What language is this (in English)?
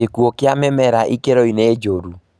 Kikuyu